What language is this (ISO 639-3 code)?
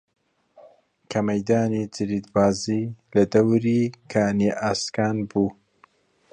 ckb